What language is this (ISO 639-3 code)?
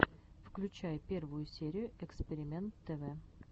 rus